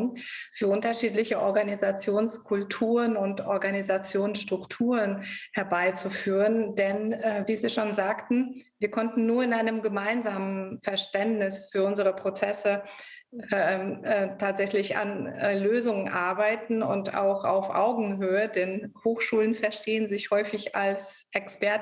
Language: German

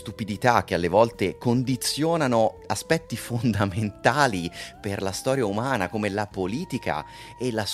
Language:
Italian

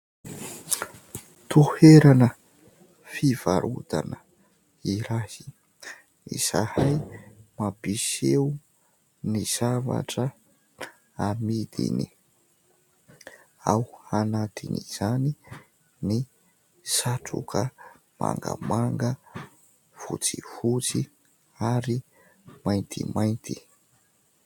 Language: Malagasy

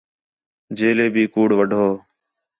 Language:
Khetrani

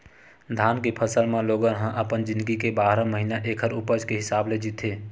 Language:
Chhattisgarhi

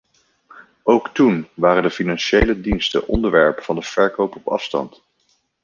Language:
Dutch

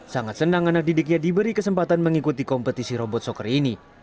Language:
Indonesian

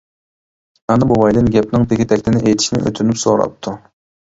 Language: Uyghur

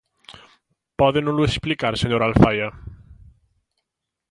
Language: Galician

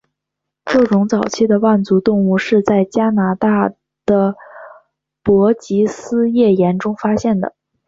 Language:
Chinese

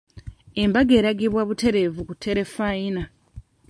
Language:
Ganda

